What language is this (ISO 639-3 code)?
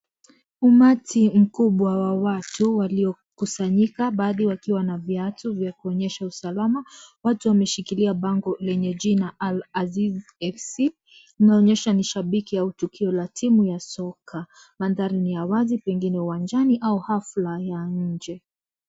swa